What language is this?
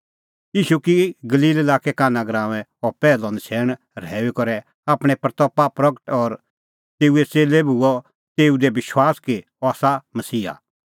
Kullu Pahari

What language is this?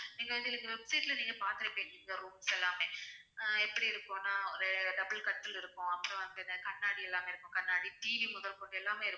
Tamil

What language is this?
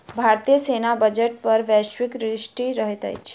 Maithili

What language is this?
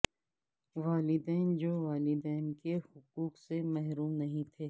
Urdu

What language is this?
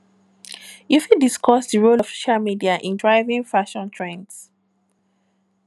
Nigerian Pidgin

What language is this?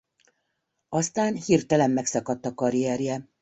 Hungarian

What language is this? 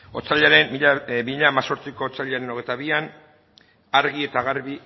Basque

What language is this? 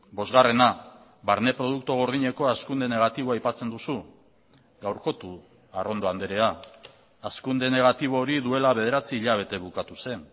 Basque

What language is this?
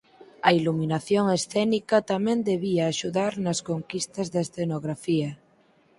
Galician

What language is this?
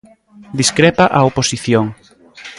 Galician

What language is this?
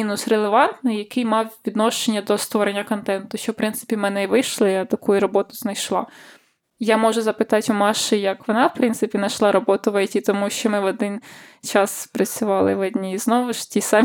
Ukrainian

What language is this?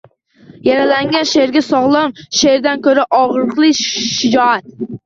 Uzbek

